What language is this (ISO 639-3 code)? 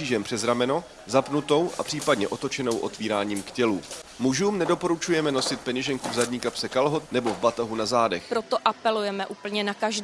ces